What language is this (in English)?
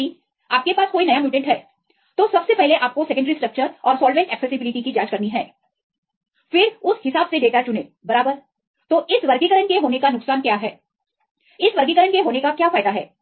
Hindi